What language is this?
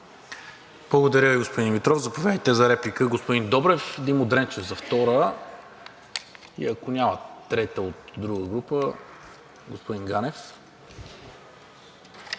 Bulgarian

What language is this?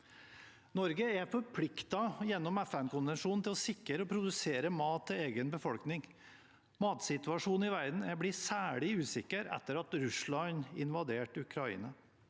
Norwegian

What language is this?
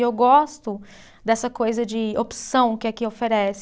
Portuguese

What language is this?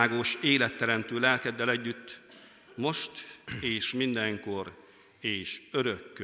Hungarian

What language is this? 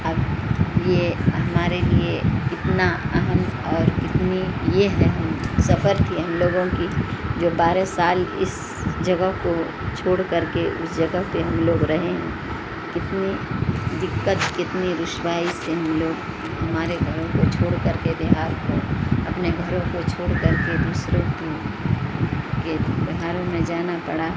Urdu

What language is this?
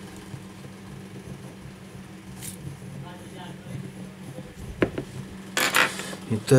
Russian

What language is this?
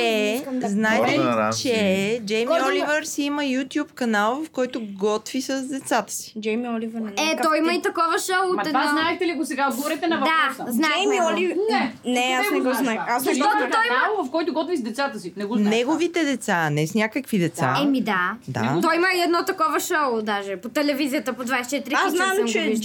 Bulgarian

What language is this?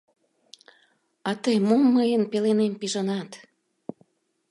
Mari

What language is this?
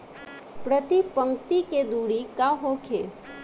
Bhojpuri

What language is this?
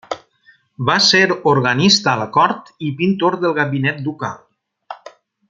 Catalan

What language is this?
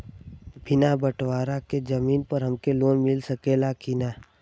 Bhojpuri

